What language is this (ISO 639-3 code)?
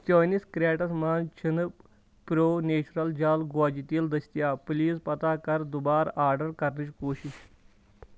kas